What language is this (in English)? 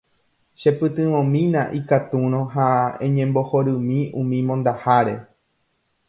Guarani